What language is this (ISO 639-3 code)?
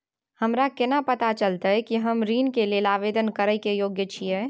mai